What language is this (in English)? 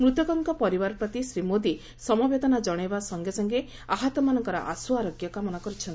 Odia